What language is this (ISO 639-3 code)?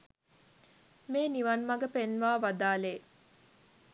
sin